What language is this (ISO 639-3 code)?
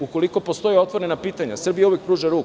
srp